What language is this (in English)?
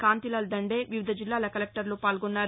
Telugu